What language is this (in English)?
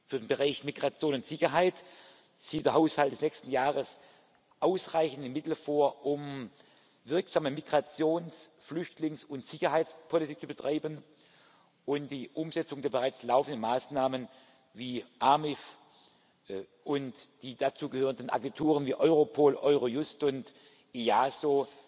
German